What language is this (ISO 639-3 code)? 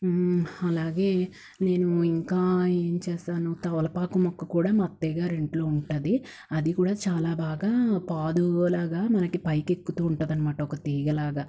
tel